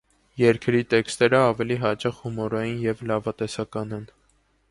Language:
Armenian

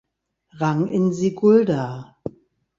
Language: German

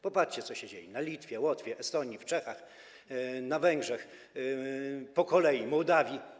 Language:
Polish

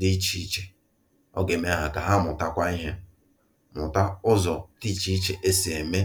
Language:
Igbo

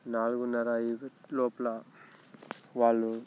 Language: Telugu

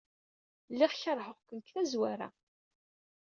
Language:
Kabyle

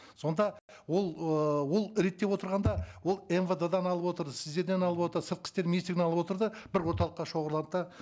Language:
Kazakh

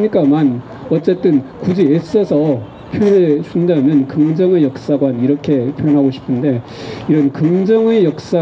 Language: Korean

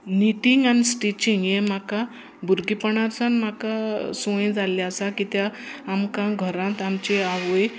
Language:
Konkani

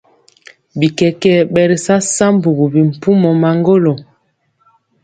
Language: Mpiemo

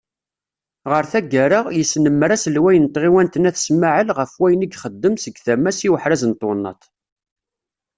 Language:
Kabyle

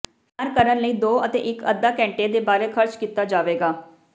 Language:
Punjabi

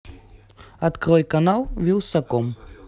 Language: Russian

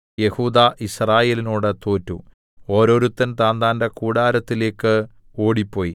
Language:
Malayalam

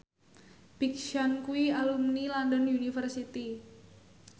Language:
Javanese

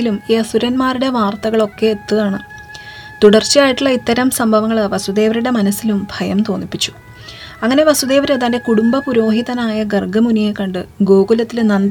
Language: Malayalam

